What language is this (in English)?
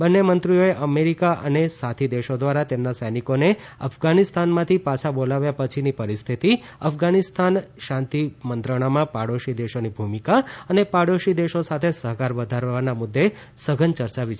Gujarati